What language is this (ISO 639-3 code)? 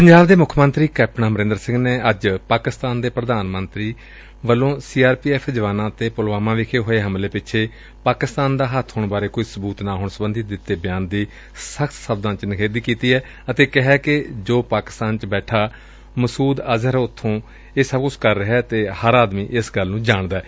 pan